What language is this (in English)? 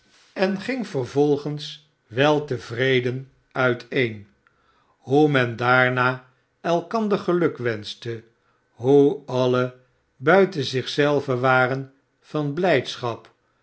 Dutch